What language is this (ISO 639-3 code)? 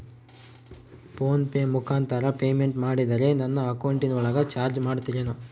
kan